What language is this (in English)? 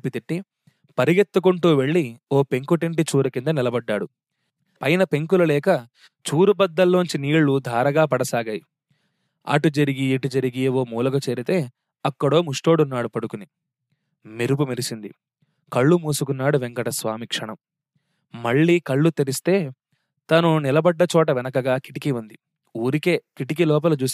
Telugu